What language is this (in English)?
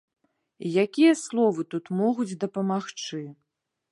Belarusian